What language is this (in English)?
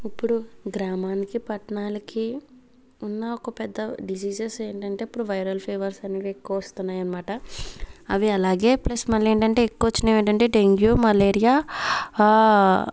Telugu